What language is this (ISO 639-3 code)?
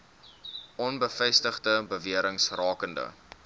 afr